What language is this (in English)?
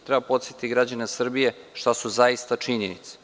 Serbian